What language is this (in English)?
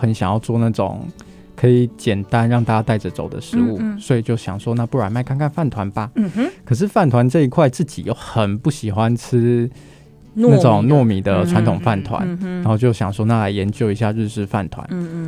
Chinese